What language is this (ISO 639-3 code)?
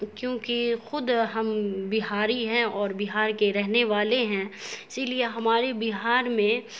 urd